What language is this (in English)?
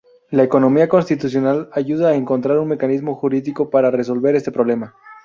Spanish